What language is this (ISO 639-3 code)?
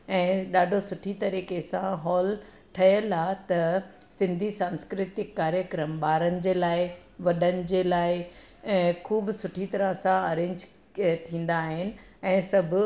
snd